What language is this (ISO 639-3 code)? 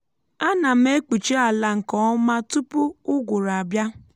ibo